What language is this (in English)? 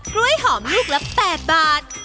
Thai